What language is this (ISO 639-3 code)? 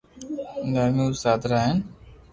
lrk